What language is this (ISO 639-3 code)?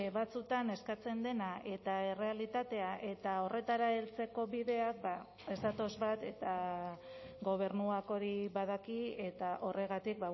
eus